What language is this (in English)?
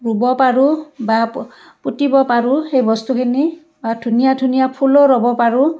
Assamese